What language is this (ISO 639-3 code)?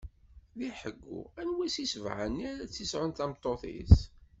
kab